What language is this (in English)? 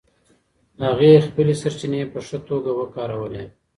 Pashto